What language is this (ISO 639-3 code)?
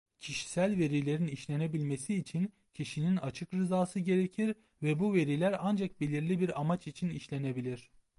tur